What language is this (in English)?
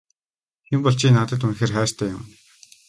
Mongolian